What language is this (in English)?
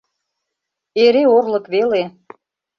Mari